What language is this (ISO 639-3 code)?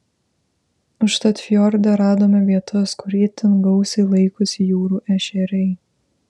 lit